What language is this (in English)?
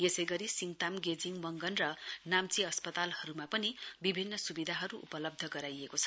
Nepali